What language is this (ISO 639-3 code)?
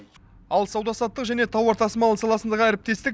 kaz